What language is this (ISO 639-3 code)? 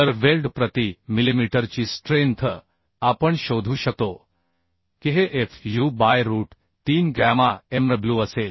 mar